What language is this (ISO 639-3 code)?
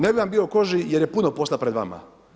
hrv